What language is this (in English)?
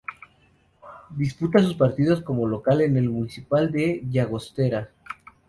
Spanish